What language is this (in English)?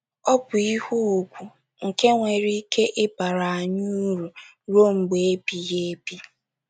Igbo